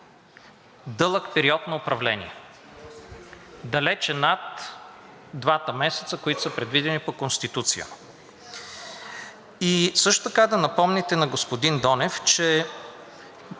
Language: Bulgarian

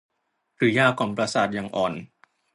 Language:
Thai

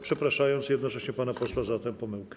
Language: Polish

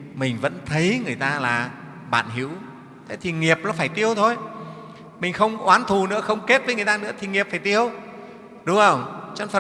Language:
Vietnamese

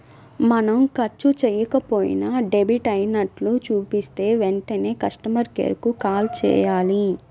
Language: Telugu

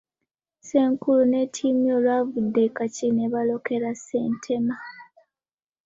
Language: Ganda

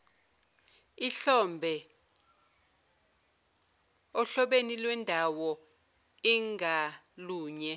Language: Zulu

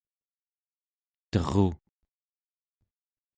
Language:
Central Yupik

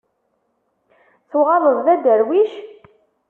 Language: Kabyle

